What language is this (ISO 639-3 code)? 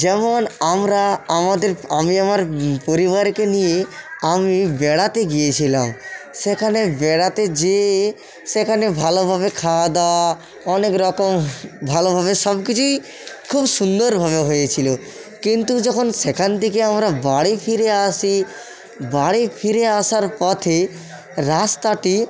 ben